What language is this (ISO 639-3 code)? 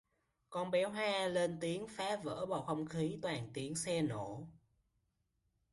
vie